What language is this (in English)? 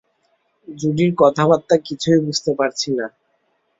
Bangla